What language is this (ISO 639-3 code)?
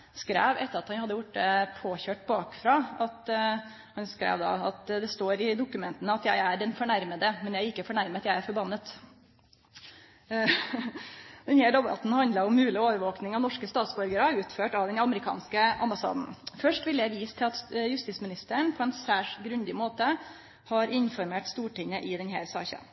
nno